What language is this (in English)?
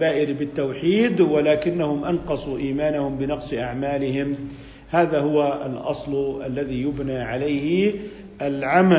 Arabic